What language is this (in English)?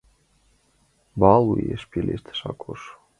Mari